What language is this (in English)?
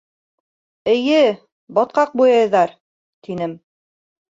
Bashkir